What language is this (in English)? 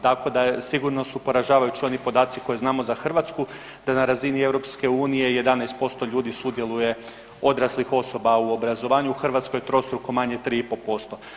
Croatian